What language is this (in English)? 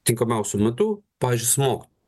Lithuanian